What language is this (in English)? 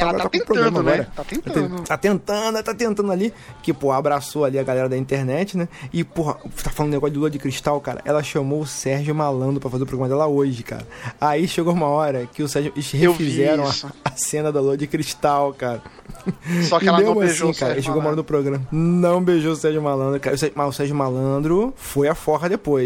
Portuguese